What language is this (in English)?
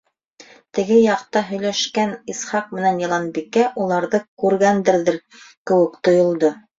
Bashkir